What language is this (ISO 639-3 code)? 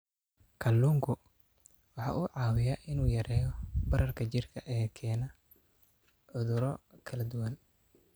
som